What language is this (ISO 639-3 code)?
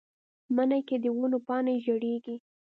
pus